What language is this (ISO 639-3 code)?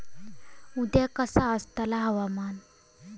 mar